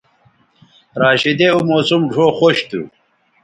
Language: Bateri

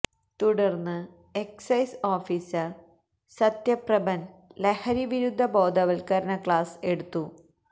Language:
Malayalam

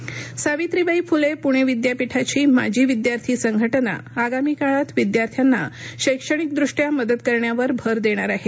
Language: Marathi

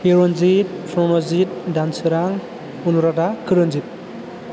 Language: Bodo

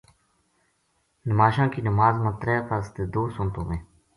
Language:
Gujari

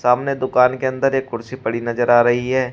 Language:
Hindi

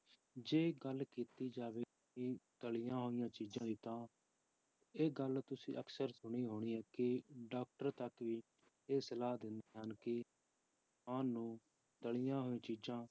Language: Punjabi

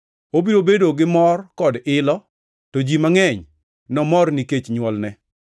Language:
Luo (Kenya and Tanzania)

